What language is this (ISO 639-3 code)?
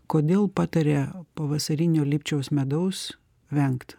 lit